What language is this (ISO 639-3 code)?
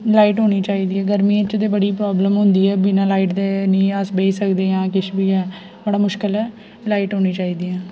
doi